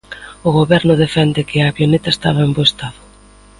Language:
Galician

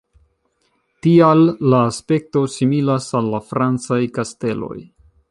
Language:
Esperanto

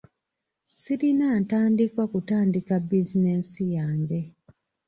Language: Ganda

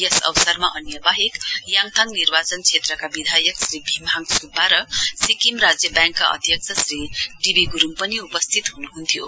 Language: Nepali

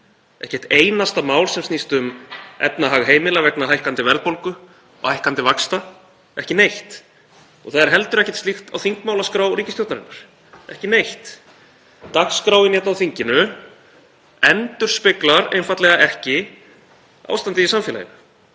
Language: Icelandic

